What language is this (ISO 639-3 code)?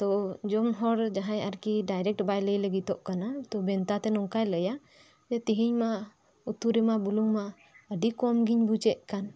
sat